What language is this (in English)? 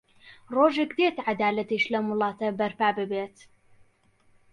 Central Kurdish